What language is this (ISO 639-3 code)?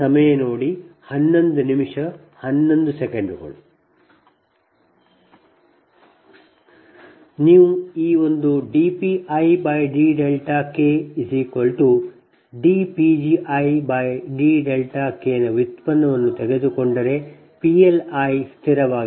kan